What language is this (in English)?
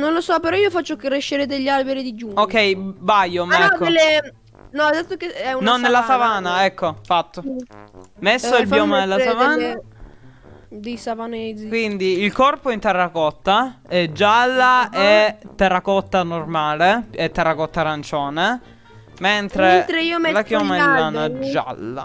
Italian